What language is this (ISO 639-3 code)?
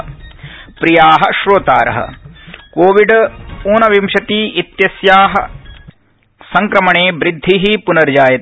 san